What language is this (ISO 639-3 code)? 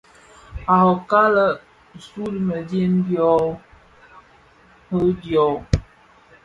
ksf